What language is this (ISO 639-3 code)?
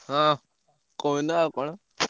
ori